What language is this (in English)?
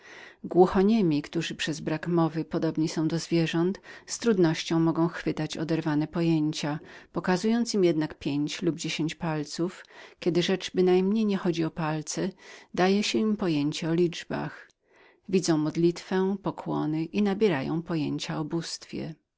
Polish